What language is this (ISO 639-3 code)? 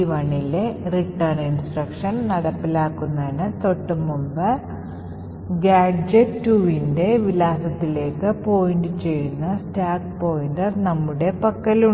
mal